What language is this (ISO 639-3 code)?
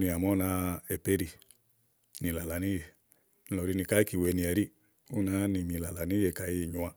ahl